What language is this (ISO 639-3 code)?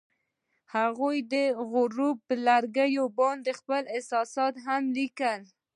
pus